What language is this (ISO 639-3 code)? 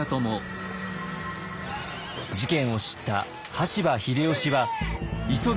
jpn